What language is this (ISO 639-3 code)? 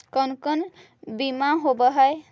mag